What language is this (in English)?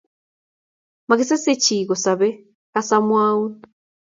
Kalenjin